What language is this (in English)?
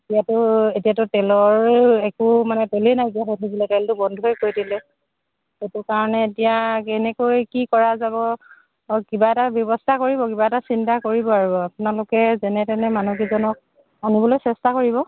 Assamese